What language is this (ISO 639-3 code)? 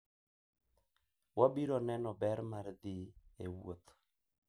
luo